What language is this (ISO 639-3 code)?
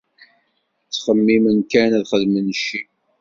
kab